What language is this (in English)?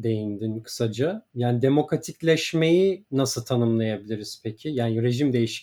Turkish